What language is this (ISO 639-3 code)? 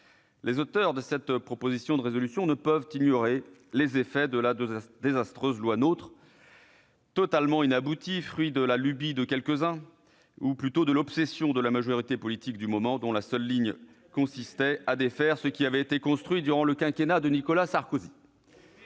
fra